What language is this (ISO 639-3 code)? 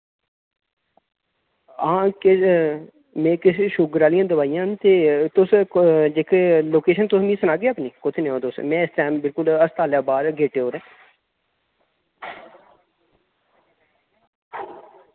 doi